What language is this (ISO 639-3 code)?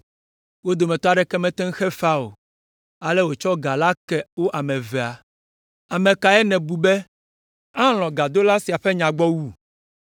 ewe